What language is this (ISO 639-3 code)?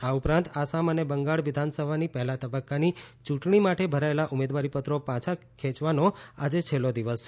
guj